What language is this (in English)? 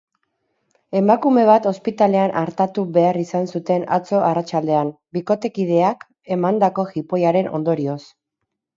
Basque